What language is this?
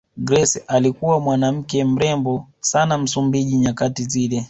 Swahili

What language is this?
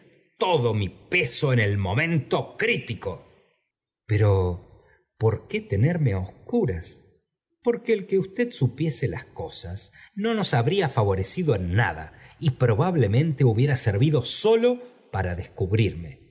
Spanish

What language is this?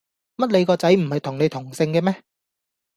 Cantonese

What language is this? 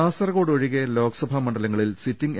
Malayalam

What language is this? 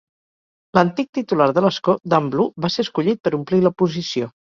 Catalan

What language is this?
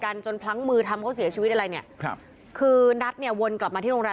Thai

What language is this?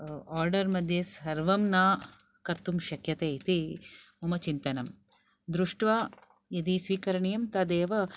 Sanskrit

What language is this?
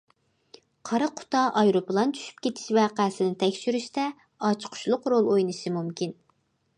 Uyghur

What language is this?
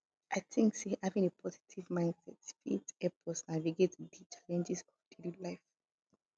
Nigerian Pidgin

